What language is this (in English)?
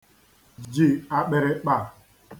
Igbo